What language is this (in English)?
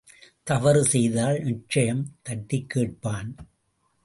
Tamil